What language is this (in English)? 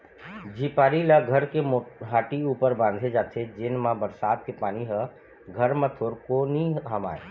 Chhattisgarhi